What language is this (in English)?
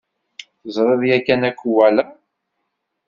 Kabyle